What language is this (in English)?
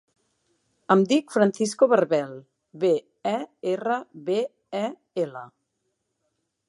Catalan